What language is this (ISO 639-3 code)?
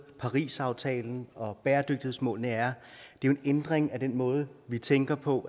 dan